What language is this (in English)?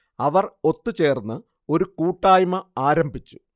Malayalam